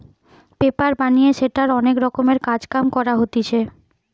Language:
Bangla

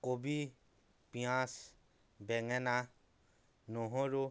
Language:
Assamese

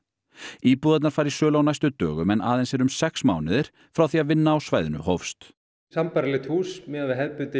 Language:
Icelandic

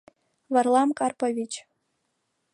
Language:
Mari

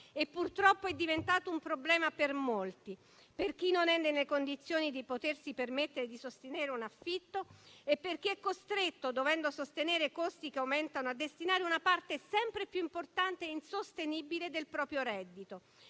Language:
Italian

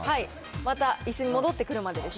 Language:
Japanese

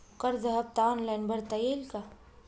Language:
Marathi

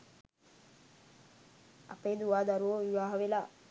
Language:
Sinhala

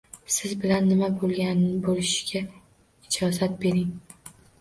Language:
Uzbek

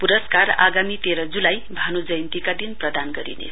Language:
Nepali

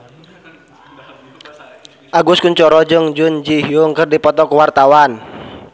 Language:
Sundanese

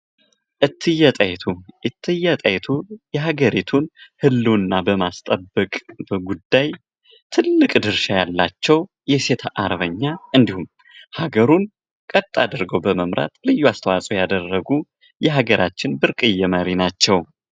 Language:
Amharic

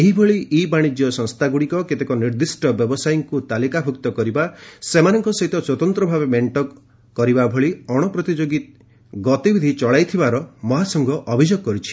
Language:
Odia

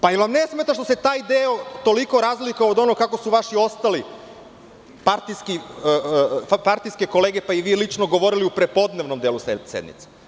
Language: Serbian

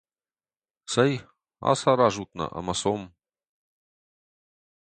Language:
Ossetic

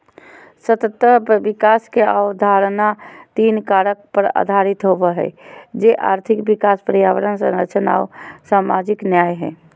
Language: Magahi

